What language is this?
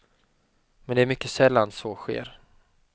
Swedish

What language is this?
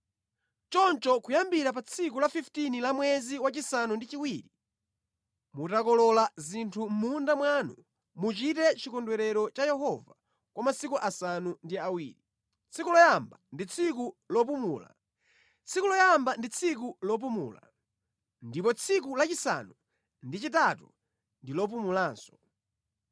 Nyanja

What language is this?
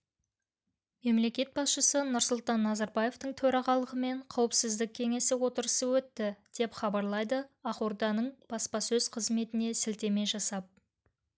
Kazakh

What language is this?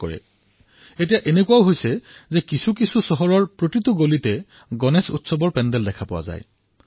Assamese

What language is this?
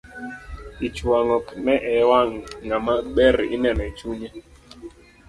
Luo (Kenya and Tanzania)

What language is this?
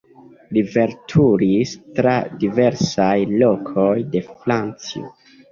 Esperanto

